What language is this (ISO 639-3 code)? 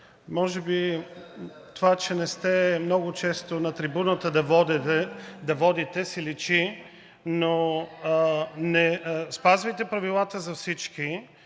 bul